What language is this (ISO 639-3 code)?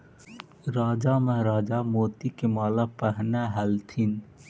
mag